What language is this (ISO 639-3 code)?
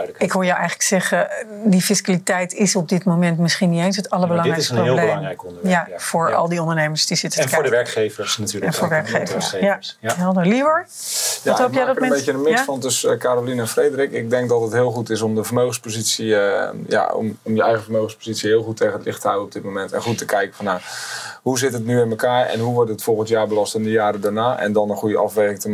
nld